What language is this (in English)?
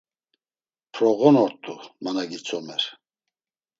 Laz